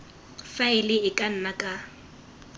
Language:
Tswana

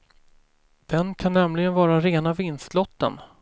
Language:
Swedish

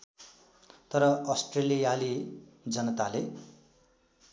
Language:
Nepali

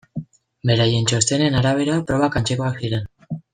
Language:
Basque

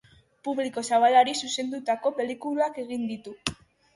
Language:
Basque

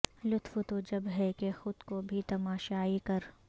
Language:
Urdu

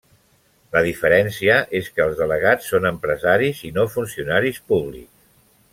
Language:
Catalan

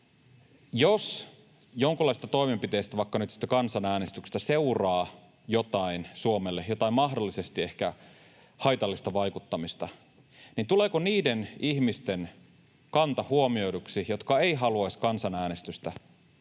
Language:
Finnish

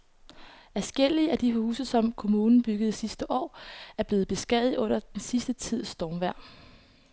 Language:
Danish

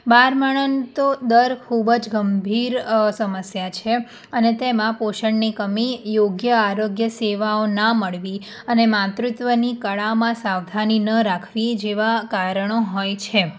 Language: Gujarati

